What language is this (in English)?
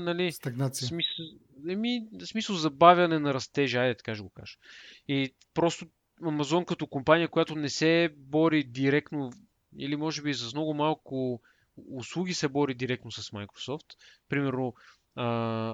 Bulgarian